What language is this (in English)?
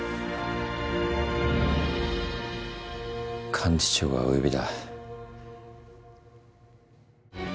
Japanese